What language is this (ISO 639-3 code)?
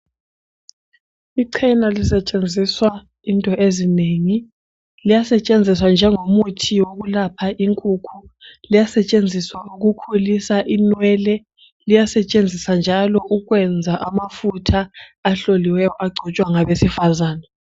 nde